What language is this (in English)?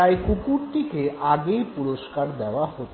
Bangla